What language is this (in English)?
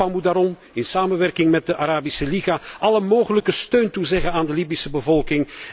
Dutch